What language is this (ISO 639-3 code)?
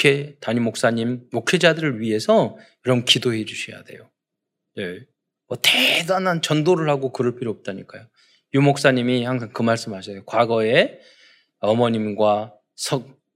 kor